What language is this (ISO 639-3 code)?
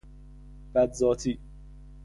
fas